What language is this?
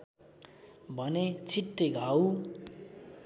Nepali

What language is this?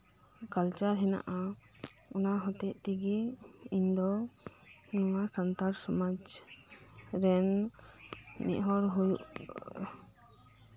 Santali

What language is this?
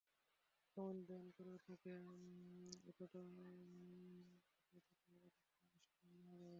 Bangla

